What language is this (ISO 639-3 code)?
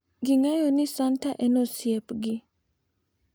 luo